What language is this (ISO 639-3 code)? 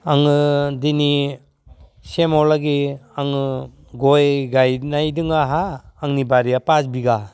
brx